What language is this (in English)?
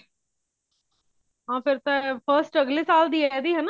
Punjabi